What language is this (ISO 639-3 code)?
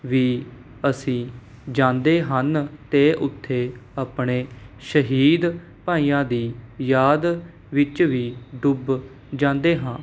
pan